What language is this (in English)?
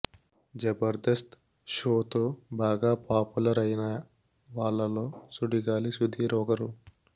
Telugu